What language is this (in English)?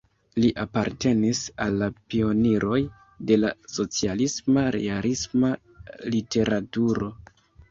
Esperanto